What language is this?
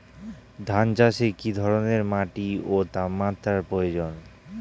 Bangla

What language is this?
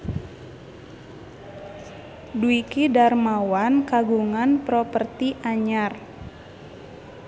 Sundanese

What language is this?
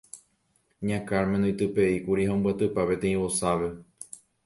Guarani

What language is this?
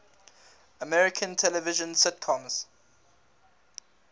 English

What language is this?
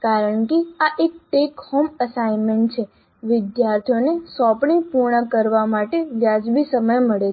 Gujarati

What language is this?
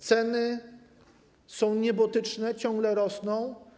Polish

